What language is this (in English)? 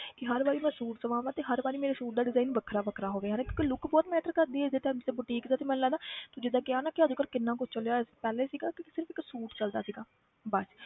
Punjabi